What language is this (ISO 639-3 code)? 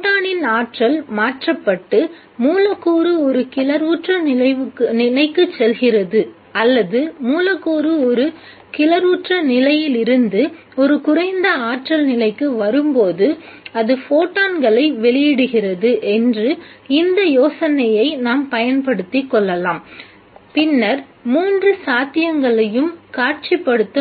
tam